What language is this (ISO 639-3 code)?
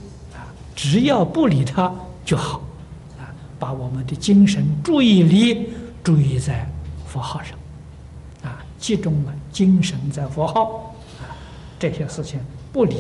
zho